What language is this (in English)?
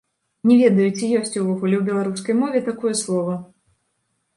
Belarusian